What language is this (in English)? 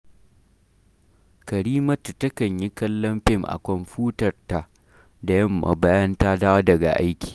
Hausa